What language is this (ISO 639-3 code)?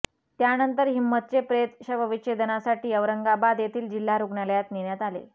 mar